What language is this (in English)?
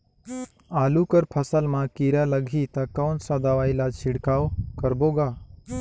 Chhattisgarhi